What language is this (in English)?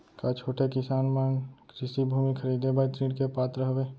Chhattisgarhi